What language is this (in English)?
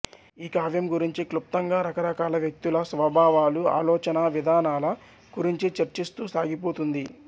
Telugu